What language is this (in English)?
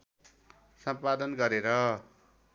Nepali